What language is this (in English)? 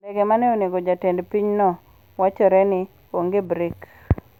Luo (Kenya and Tanzania)